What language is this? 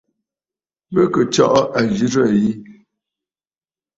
Bafut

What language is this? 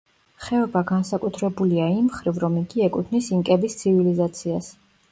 Georgian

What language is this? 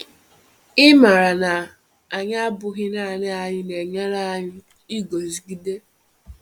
Igbo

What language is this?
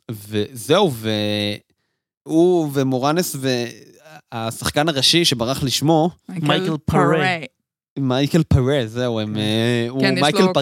Hebrew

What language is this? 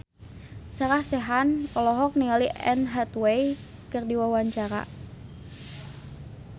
Sundanese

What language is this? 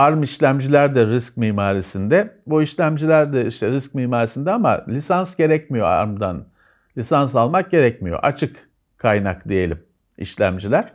Turkish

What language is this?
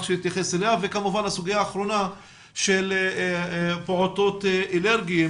Hebrew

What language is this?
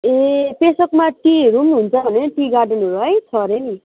Nepali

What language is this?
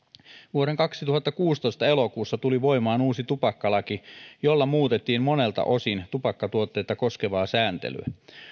Finnish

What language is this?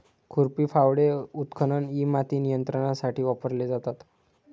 Marathi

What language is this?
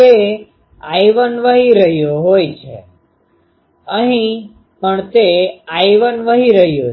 Gujarati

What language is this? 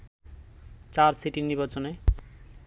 Bangla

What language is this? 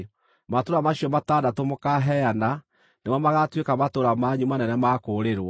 Kikuyu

